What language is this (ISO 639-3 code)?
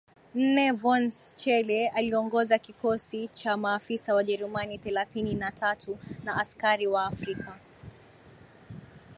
swa